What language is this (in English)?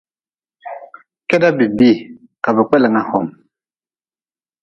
Nawdm